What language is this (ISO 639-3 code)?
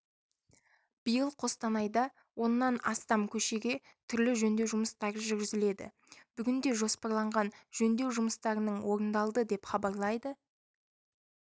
kaz